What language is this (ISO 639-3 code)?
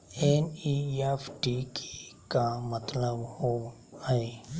mag